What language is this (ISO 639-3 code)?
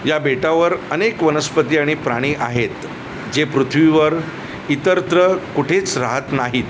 mar